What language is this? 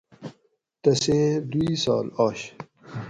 Gawri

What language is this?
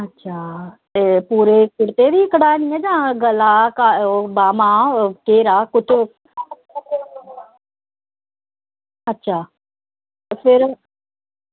Dogri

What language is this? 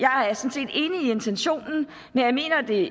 Danish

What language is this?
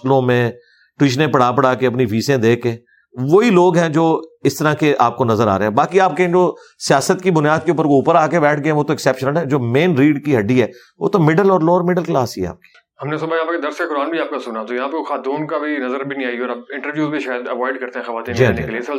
Urdu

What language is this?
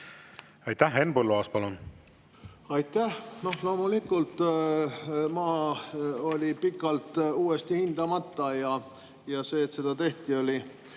Estonian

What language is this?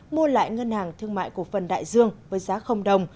Vietnamese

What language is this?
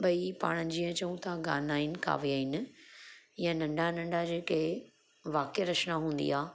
Sindhi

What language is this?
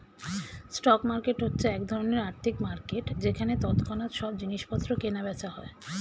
Bangla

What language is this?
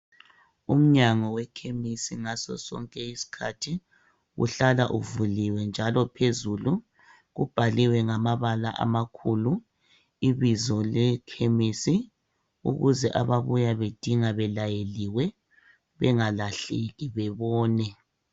North Ndebele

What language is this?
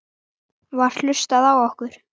Icelandic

